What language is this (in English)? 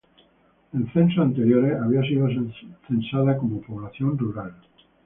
Spanish